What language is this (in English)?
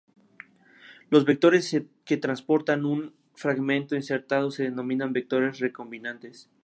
Spanish